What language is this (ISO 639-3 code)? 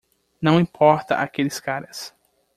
por